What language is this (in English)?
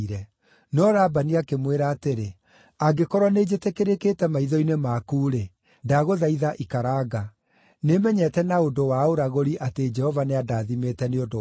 Kikuyu